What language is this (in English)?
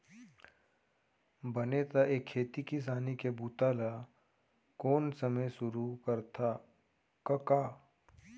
Chhattisgarhi